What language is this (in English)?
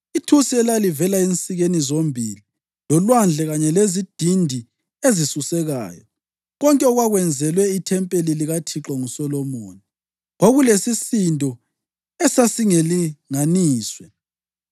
North Ndebele